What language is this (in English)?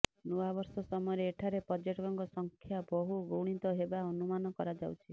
Odia